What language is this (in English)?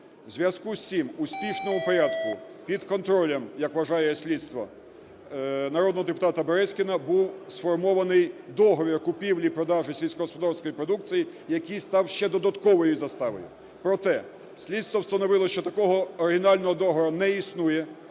Ukrainian